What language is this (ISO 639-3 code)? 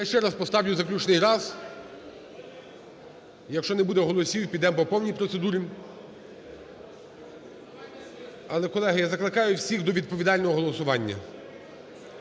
ukr